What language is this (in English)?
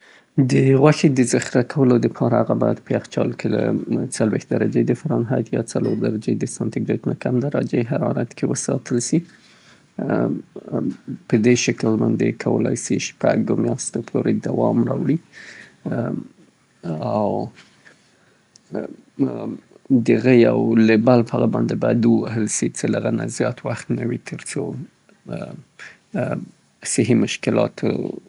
Southern Pashto